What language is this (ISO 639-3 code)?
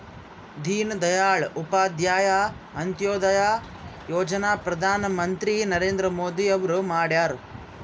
kan